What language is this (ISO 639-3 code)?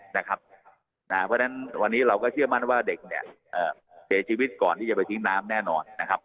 tha